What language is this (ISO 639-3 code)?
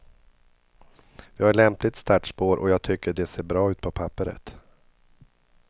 swe